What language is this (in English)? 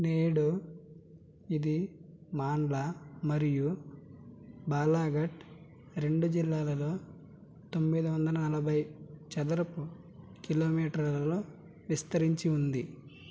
Telugu